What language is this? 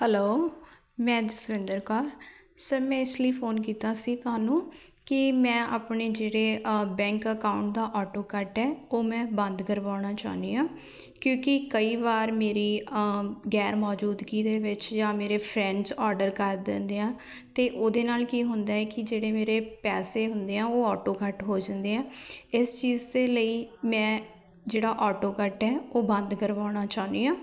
Punjabi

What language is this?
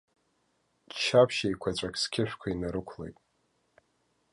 Abkhazian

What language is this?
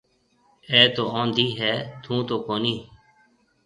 Marwari (Pakistan)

